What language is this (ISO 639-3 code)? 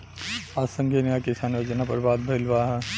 bho